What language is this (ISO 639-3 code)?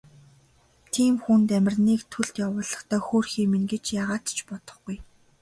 mon